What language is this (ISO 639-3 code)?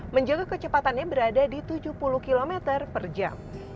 ind